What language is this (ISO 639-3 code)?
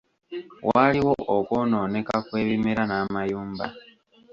lug